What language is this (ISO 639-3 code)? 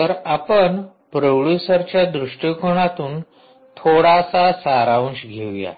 mar